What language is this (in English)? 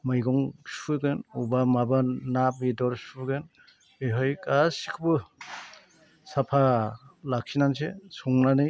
Bodo